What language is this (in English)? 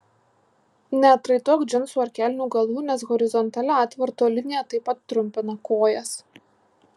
Lithuanian